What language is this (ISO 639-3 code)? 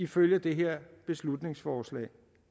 dan